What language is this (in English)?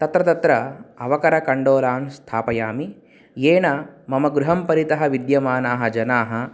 Sanskrit